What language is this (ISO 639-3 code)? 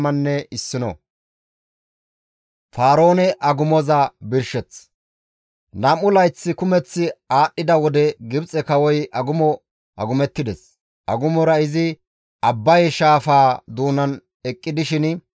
gmv